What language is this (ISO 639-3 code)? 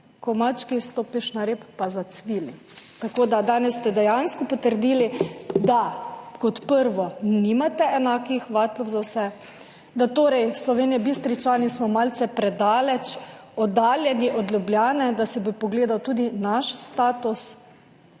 slv